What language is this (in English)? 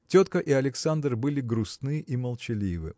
Russian